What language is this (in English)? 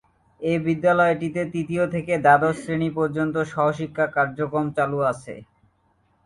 Bangla